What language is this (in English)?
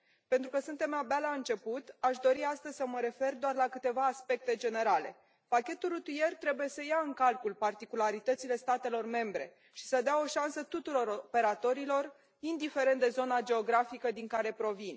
Romanian